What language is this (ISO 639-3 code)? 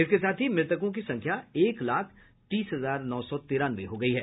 hin